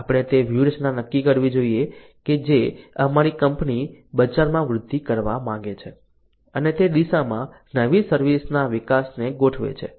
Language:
Gujarati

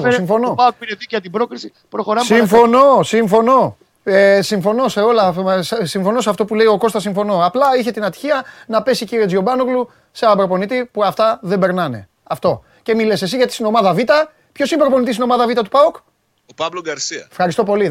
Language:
Greek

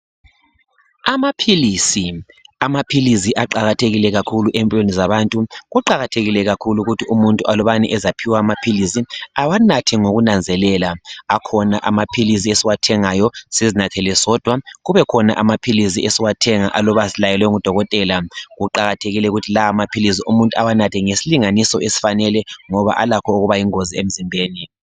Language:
North Ndebele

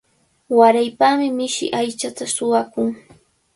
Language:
Cajatambo North Lima Quechua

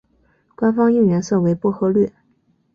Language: Chinese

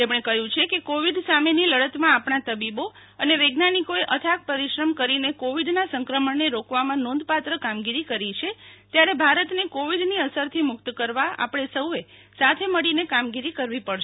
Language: Gujarati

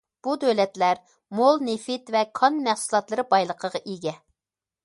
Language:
Uyghur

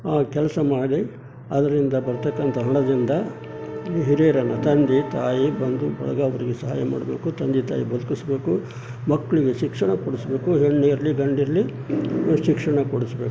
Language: Kannada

